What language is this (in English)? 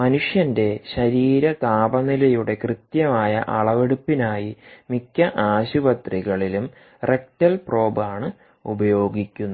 Malayalam